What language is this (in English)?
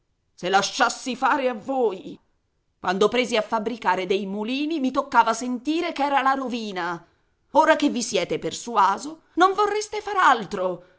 Italian